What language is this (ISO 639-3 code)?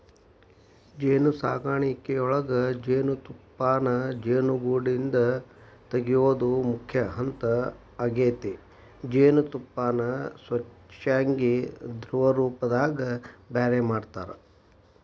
kan